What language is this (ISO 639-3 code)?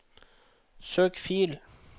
nor